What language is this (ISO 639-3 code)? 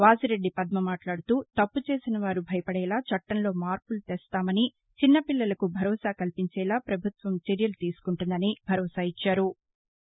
tel